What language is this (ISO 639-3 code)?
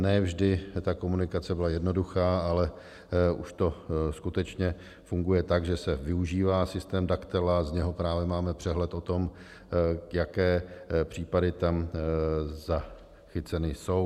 ces